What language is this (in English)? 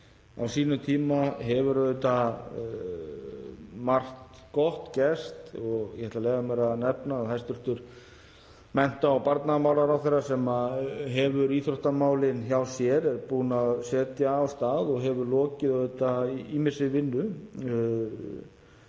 Icelandic